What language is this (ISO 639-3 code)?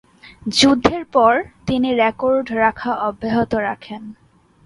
ben